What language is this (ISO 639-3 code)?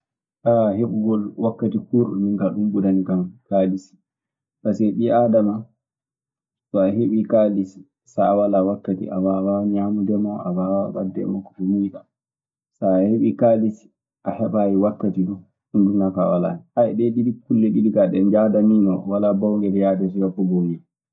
ffm